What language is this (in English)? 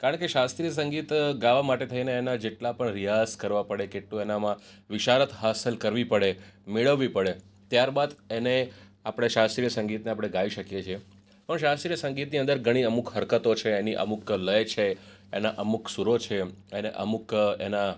Gujarati